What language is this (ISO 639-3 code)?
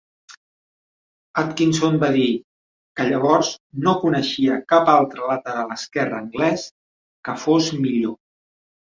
cat